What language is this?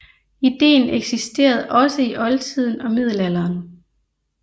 Danish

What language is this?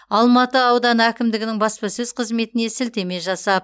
Kazakh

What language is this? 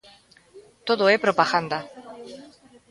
Galician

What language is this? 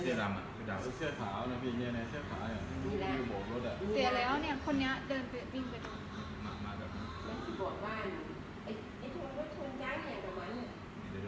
Thai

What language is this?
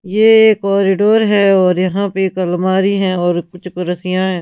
Hindi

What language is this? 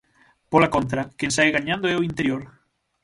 Galician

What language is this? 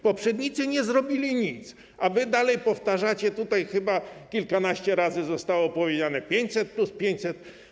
Polish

